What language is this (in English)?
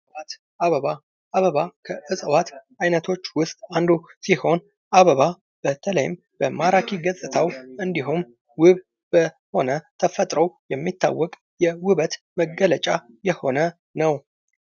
Amharic